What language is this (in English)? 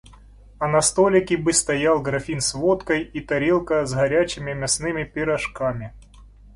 Russian